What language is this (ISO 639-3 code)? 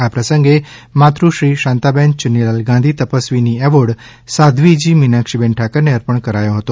guj